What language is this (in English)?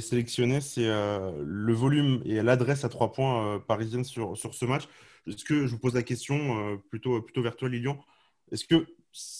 French